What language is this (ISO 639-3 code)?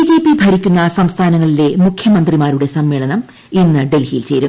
mal